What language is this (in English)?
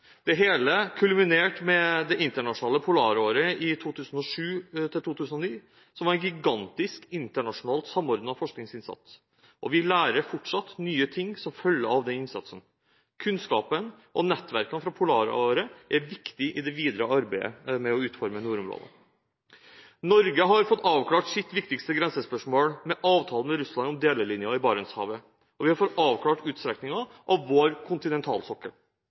Norwegian Bokmål